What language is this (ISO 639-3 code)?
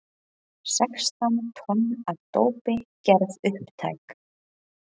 isl